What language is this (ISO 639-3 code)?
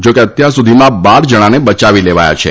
guj